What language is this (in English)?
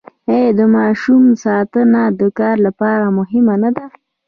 Pashto